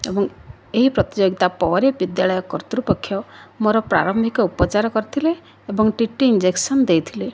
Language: Odia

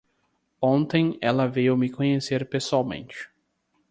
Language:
Portuguese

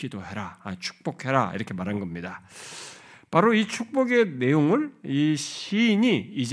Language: Korean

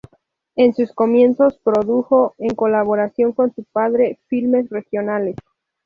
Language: Spanish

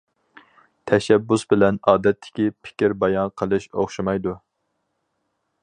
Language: Uyghur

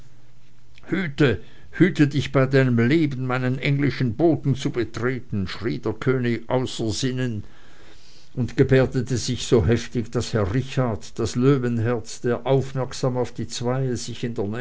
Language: German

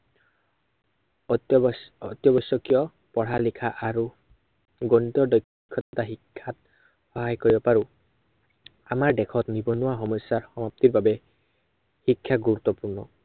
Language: Assamese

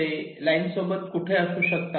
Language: Marathi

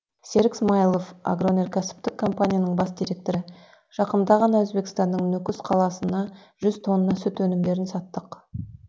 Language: Kazakh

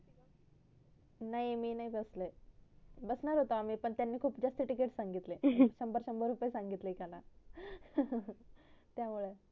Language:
Marathi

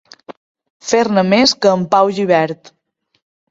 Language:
Catalan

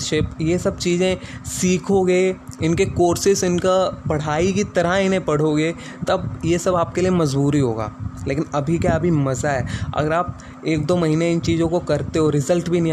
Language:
Hindi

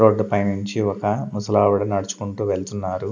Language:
Telugu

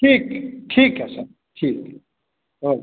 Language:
Hindi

